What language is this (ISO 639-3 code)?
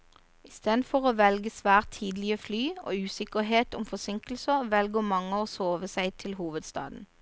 nor